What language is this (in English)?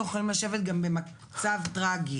Hebrew